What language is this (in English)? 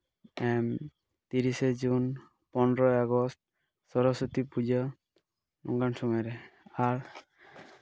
Santali